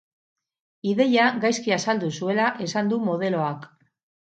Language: Basque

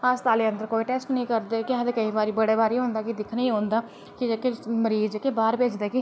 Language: Dogri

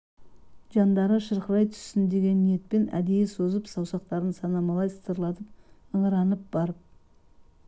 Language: Kazakh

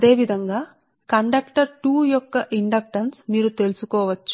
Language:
Telugu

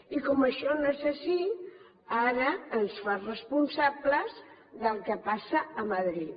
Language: Catalan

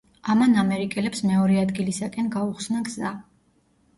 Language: Georgian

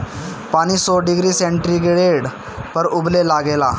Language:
Bhojpuri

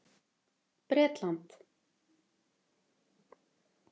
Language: Icelandic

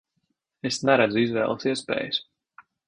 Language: Latvian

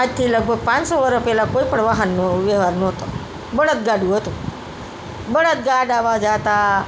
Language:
Gujarati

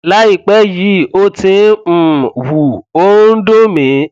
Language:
Yoruba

